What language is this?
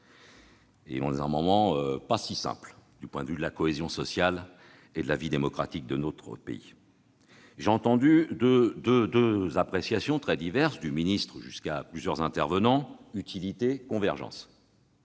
French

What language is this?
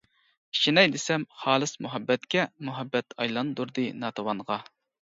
Uyghur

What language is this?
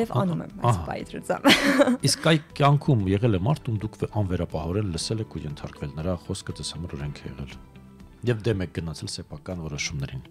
Romanian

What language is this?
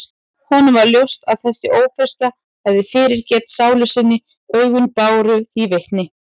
Icelandic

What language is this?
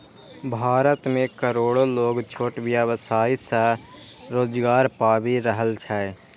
Maithili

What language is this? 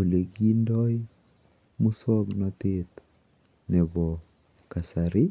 Kalenjin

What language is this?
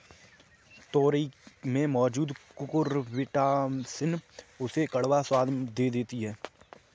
Hindi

